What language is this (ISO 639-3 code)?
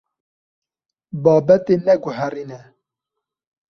kur